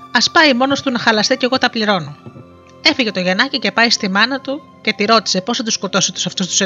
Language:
Greek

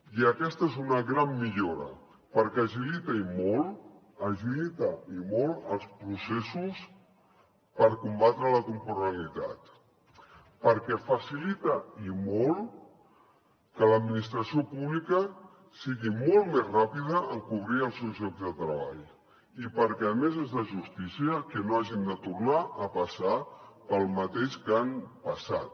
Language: Catalan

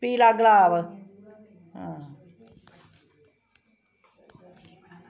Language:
Dogri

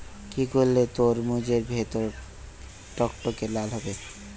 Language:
Bangla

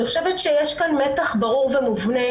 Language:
Hebrew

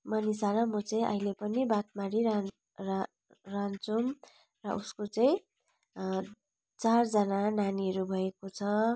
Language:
Nepali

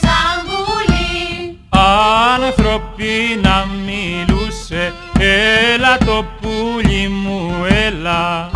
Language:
Greek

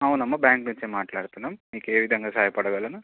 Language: Telugu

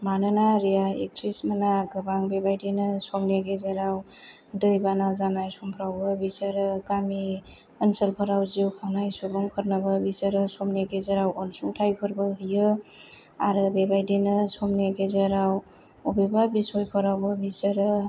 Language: Bodo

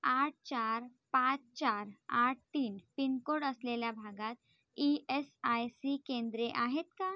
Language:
Marathi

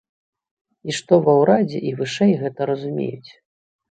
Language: Belarusian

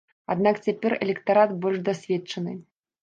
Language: Belarusian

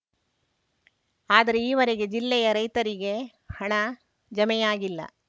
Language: Kannada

